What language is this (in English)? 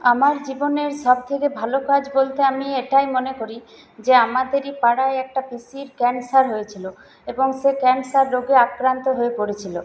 Bangla